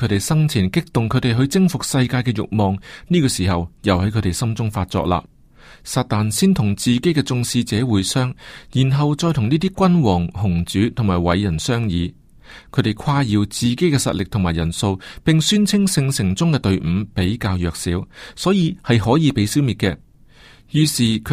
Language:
Chinese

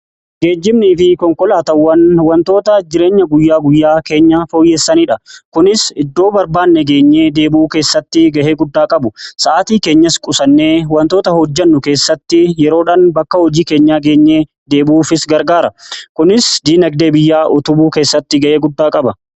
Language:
Oromo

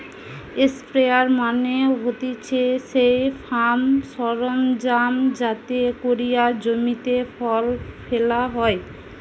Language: Bangla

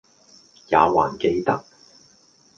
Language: Cantonese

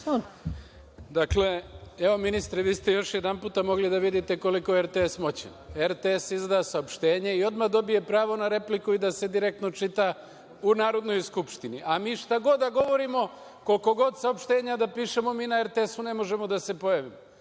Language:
Serbian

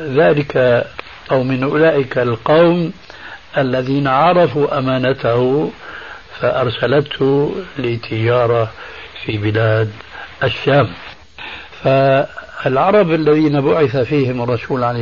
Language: Arabic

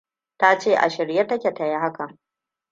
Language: Hausa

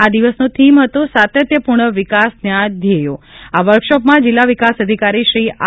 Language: Gujarati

